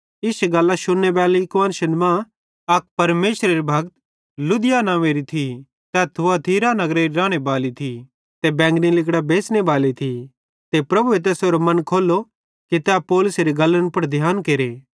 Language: Bhadrawahi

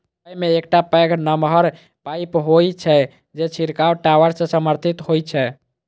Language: Maithili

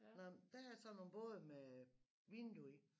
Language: Danish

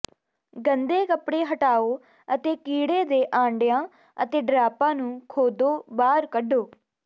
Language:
Punjabi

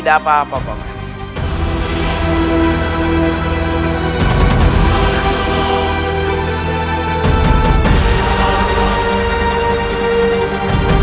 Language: Indonesian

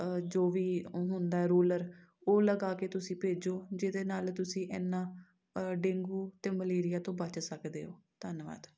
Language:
Punjabi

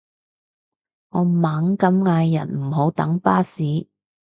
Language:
Cantonese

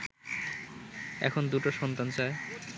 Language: Bangla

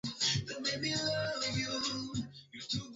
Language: Swahili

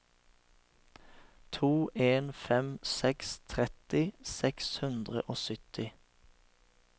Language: Norwegian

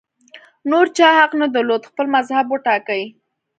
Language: Pashto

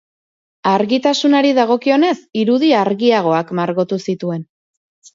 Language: Basque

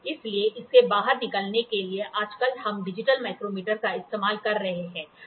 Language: Hindi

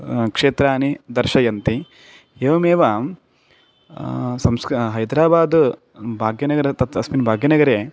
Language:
Sanskrit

